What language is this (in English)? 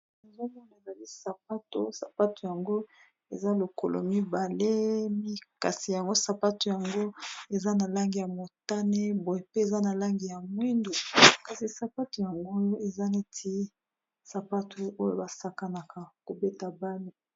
Lingala